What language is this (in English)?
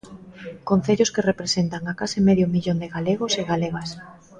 Galician